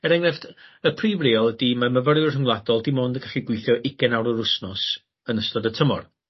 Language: Welsh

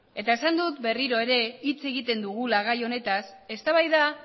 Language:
Basque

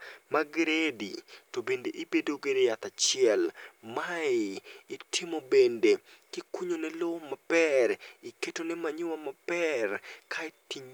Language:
Luo (Kenya and Tanzania)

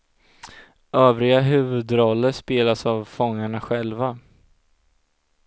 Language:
Swedish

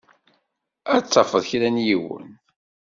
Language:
Kabyle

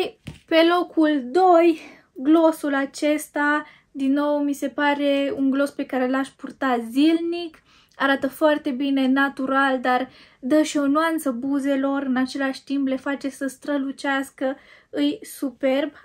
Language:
Romanian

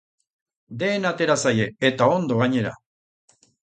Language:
Basque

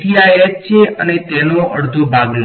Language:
Gujarati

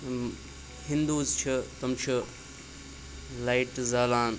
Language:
Kashmiri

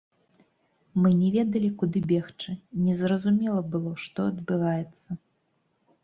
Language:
Belarusian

